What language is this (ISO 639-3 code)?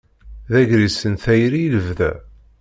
kab